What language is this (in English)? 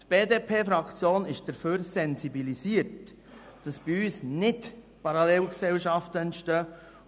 Swiss German